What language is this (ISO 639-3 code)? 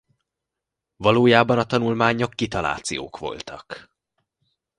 hun